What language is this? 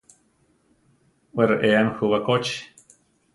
Central Tarahumara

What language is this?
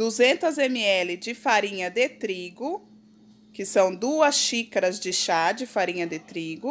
Portuguese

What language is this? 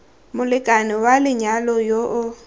Tswana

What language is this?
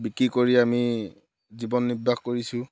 Assamese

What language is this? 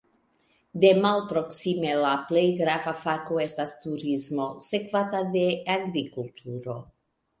Esperanto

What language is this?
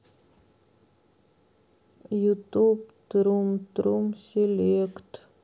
Russian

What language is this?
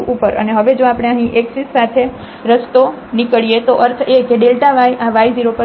Gujarati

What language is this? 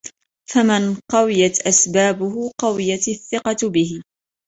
Arabic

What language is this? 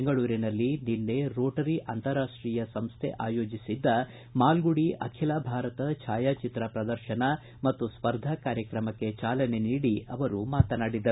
Kannada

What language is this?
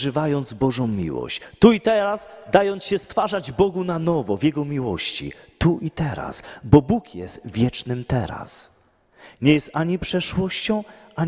Polish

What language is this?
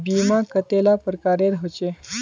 Magahi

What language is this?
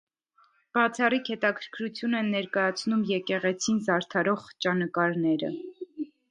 Armenian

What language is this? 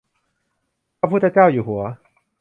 Thai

